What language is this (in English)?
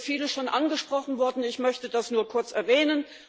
German